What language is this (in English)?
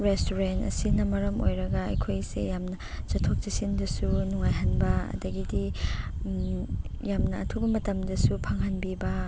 Manipuri